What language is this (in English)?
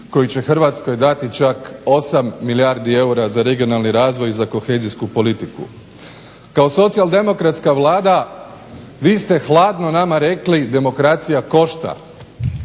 Croatian